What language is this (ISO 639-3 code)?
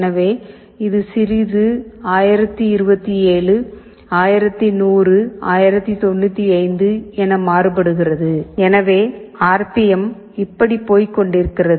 tam